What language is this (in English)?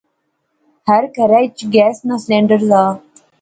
Pahari-Potwari